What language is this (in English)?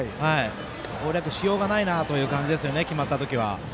Japanese